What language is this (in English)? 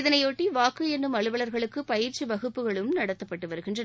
Tamil